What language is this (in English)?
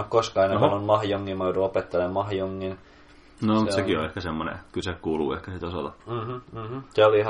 Finnish